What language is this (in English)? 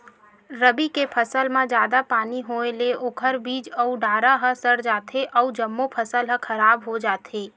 Chhattisgarhi